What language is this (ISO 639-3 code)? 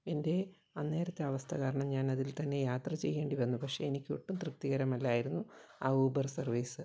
mal